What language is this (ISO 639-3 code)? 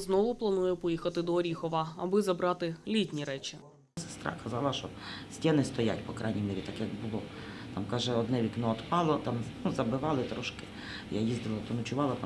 ukr